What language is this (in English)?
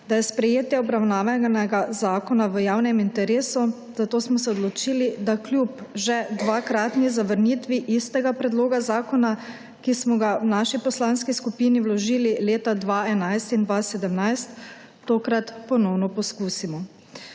Slovenian